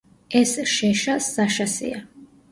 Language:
Georgian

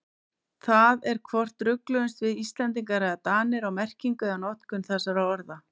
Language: Icelandic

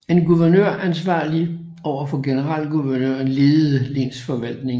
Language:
Danish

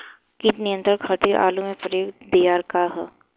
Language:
Bhojpuri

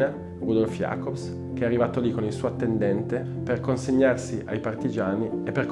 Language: Italian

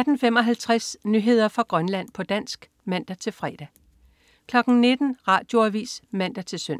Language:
Danish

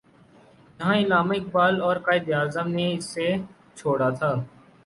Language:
Urdu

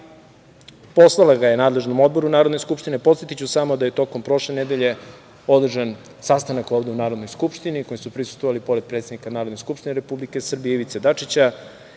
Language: Serbian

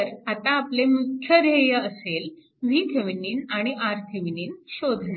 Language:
Marathi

